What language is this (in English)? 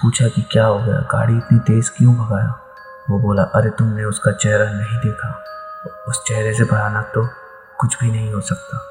Hindi